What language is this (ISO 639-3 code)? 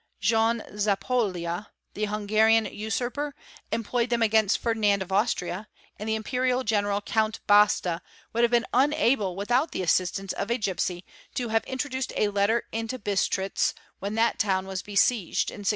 eng